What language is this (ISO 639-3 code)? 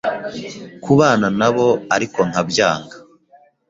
kin